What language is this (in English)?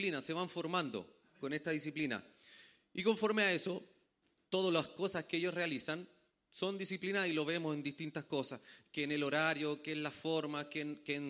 Spanish